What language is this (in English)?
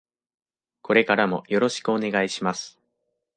Japanese